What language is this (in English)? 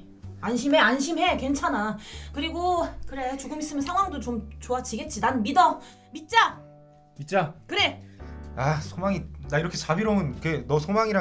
Korean